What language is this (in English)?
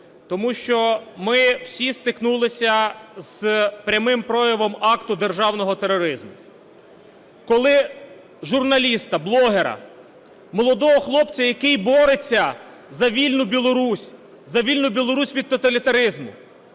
Ukrainian